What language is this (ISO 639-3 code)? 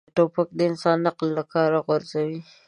pus